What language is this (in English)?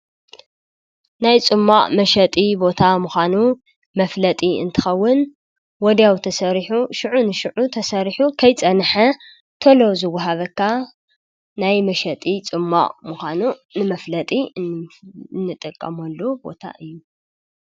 Tigrinya